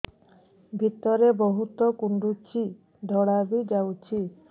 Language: Odia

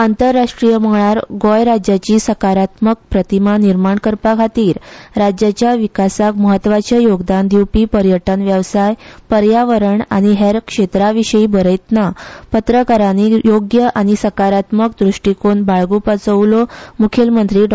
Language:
Konkani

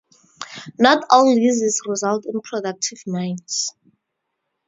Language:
English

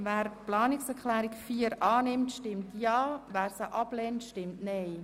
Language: Swiss German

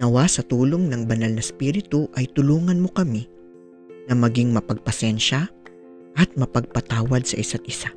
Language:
Filipino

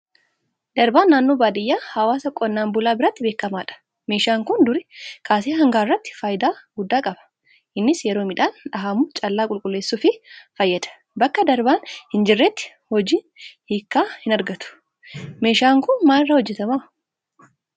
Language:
Oromo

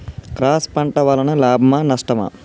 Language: Telugu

